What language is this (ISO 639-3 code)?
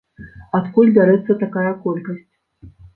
bel